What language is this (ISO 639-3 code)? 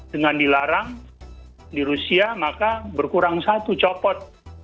ind